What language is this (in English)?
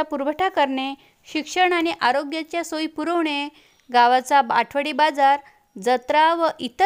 Marathi